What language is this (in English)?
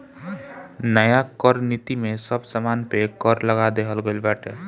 Bhojpuri